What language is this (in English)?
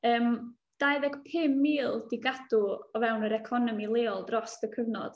Welsh